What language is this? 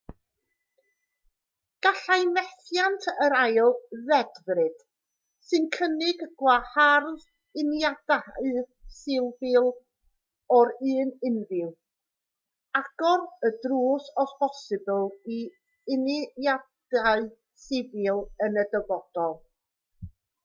Welsh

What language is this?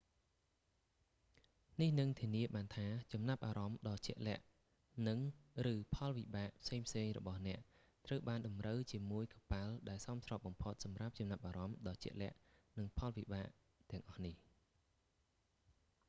Khmer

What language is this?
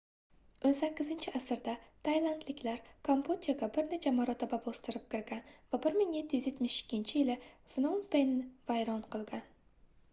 Uzbek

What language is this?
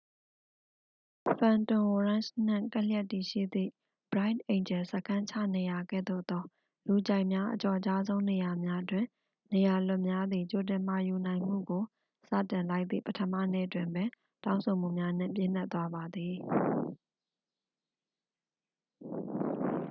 Burmese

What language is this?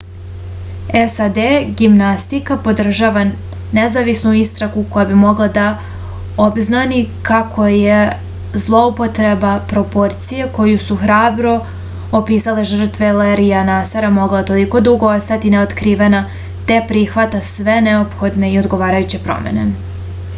Serbian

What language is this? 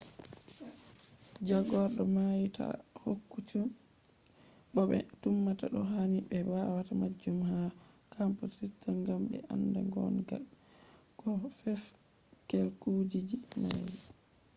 Fula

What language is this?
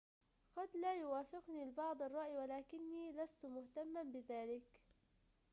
Arabic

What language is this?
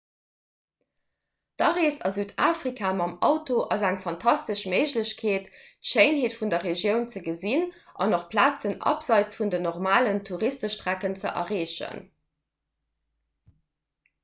Luxembourgish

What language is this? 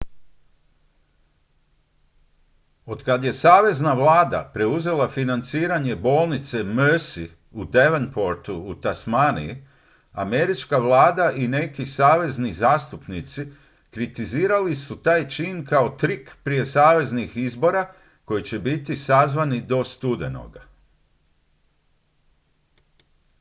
Croatian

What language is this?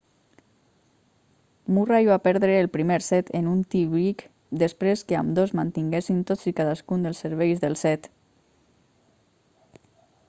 Catalan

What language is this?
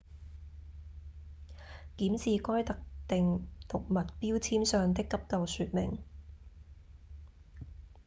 Cantonese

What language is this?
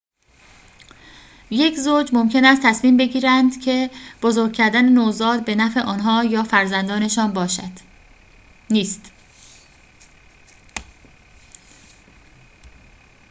Persian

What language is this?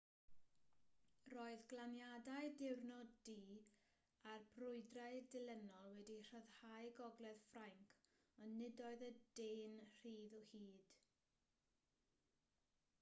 Welsh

